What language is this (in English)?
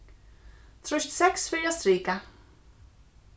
Faroese